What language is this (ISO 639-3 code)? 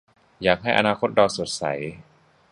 tha